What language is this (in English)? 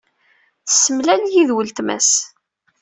Kabyle